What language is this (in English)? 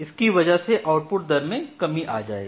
Hindi